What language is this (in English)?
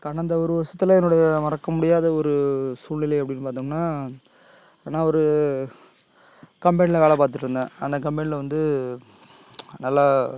Tamil